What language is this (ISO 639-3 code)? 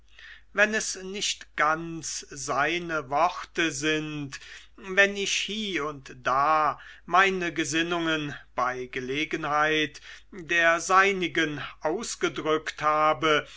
deu